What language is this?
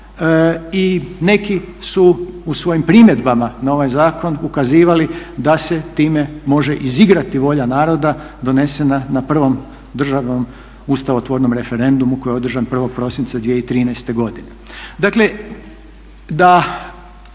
Croatian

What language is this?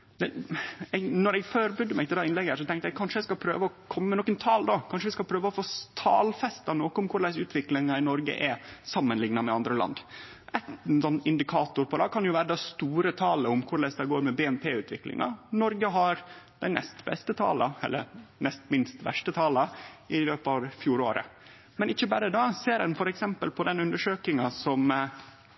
Norwegian Nynorsk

